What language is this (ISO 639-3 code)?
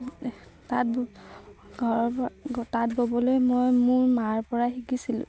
asm